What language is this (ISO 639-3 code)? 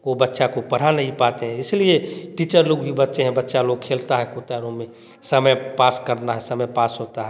hin